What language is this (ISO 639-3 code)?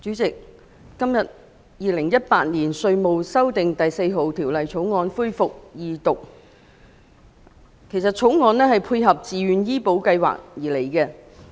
yue